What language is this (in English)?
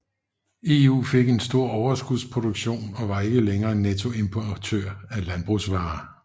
Danish